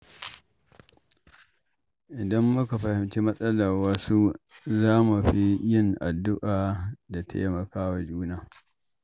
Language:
Hausa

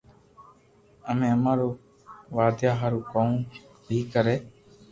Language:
Loarki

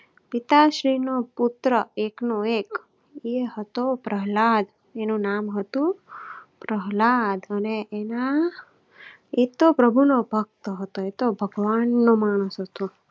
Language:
Gujarati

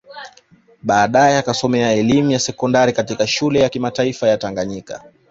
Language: Swahili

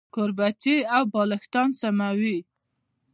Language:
Pashto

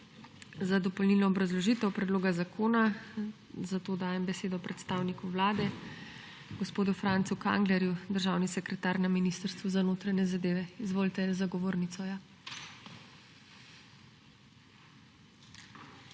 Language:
Slovenian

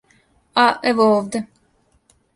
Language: Serbian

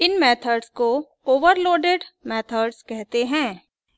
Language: Hindi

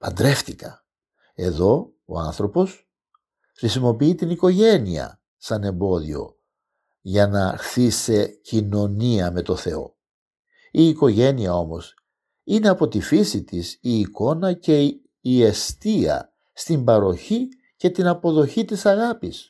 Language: Greek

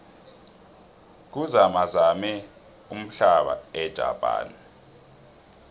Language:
South Ndebele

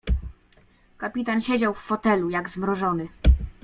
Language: Polish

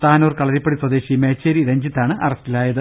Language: Malayalam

